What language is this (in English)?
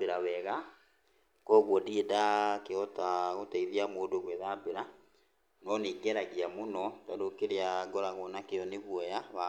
Kikuyu